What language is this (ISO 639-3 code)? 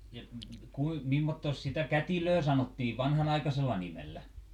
fin